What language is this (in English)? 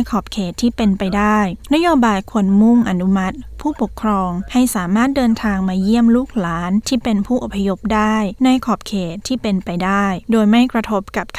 Thai